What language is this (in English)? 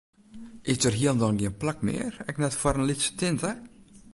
Western Frisian